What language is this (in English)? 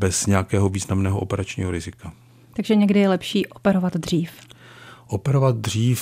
Czech